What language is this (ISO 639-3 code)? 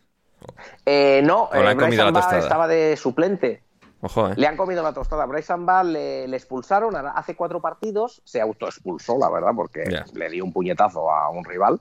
spa